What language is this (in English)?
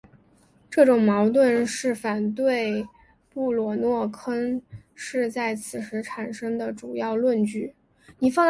Chinese